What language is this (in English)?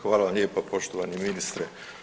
Croatian